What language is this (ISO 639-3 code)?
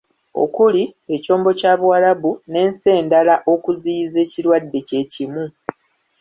lug